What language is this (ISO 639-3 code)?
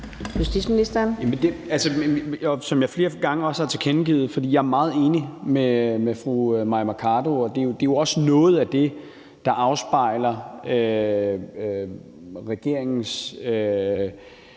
dan